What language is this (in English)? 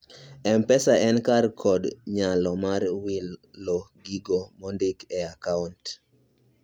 Luo (Kenya and Tanzania)